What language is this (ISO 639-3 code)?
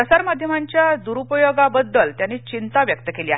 mar